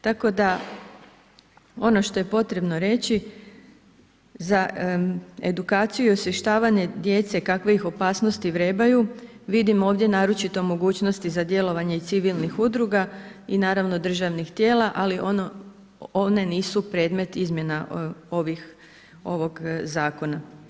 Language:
Croatian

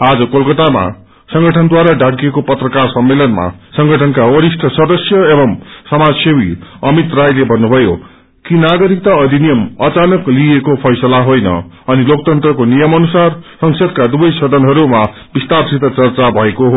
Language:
Nepali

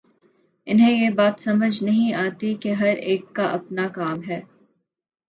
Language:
Urdu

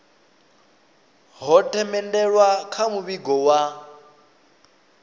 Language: Venda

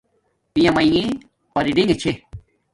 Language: Domaaki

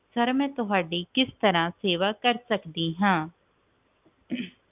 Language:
Punjabi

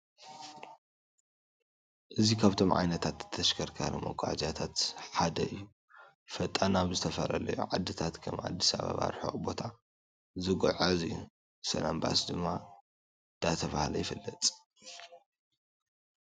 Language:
Tigrinya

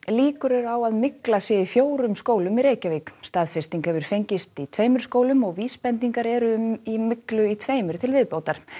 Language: Icelandic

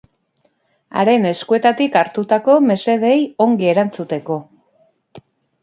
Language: Basque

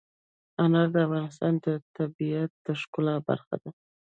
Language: Pashto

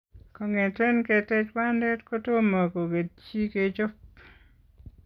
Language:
Kalenjin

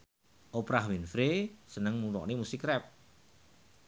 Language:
Javanese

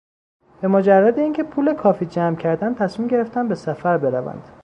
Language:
Persian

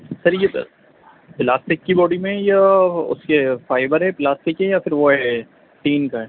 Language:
Urdu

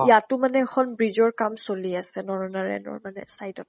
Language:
Assamese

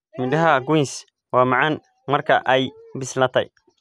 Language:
Somali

